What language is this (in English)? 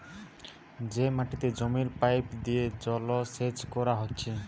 Bangla